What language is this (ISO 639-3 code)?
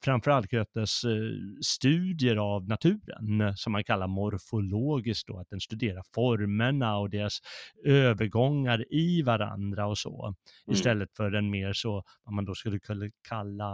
swe